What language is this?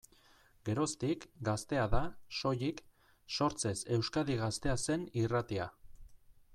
Basque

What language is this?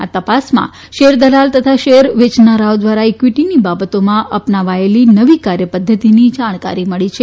Gujarati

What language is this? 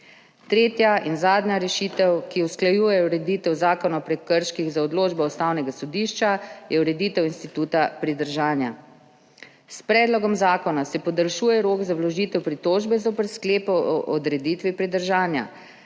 Slovenian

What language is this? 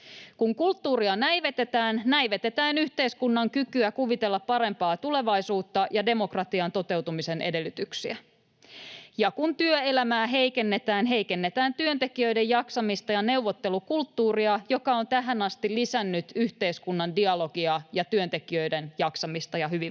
Finnish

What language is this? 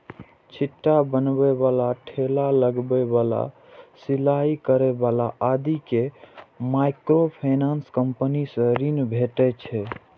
Maithili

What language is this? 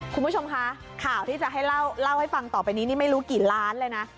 Thai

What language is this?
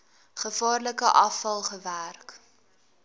Afrikaans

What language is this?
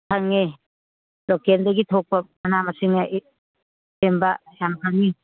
Manipuri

